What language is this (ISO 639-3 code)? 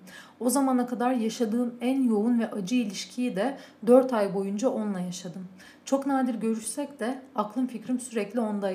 tur